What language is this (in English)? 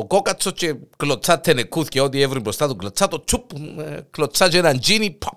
Greek